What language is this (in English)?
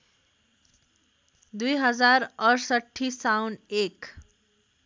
Nepali